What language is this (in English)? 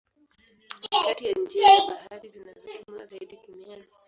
Swahili